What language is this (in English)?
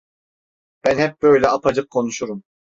Turkish